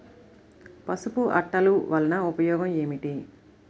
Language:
Telugu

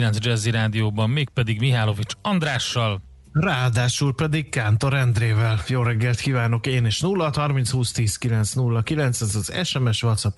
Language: Hungarian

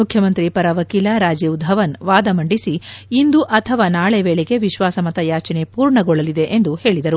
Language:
Kannada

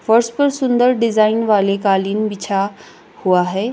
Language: Hindi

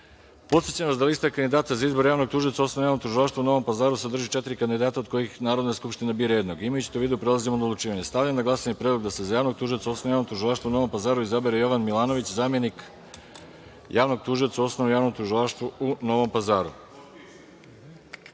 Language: Serbian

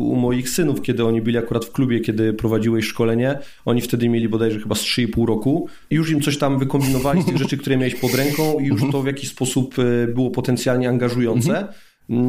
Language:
Polish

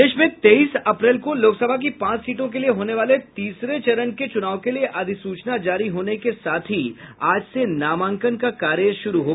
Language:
Hindi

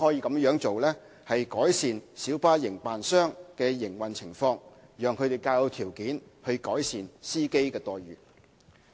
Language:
Cantonese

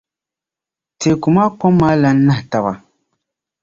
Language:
Dagbani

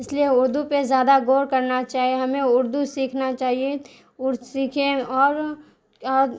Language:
Urdu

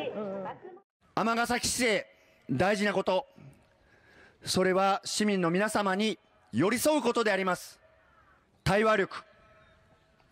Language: Japanese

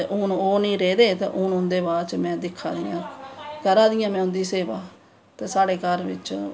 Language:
Dogri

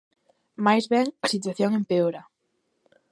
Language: Galician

